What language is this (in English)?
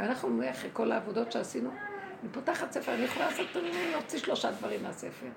Hebrew